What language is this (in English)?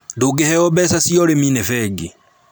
Kikuyu